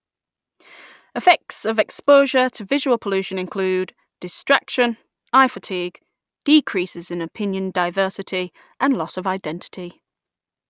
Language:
English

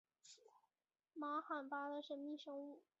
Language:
Chinese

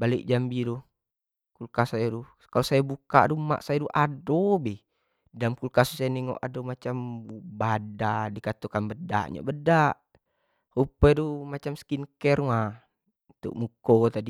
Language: Jambi Malay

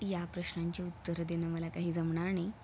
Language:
Marathi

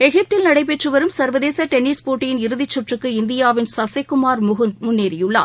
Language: Tamil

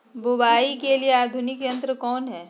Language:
Magahi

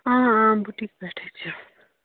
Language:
Kashmiri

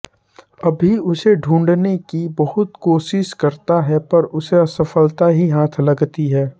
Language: Hindi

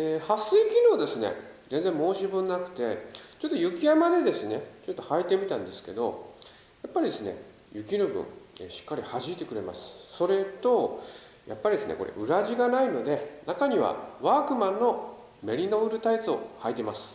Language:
Japanese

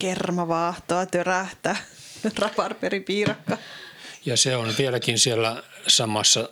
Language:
Finnish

